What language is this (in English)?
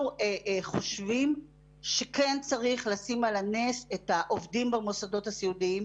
Hebrew